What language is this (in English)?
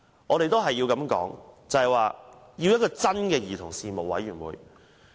Cantonese